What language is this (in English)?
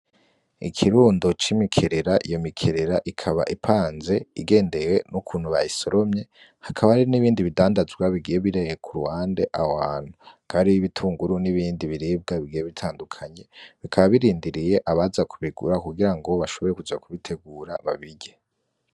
Rundi